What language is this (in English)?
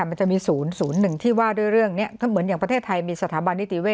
Thai